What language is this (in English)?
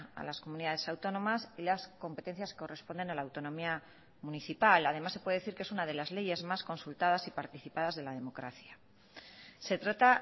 Spanish